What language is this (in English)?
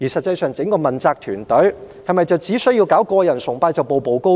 Cantonese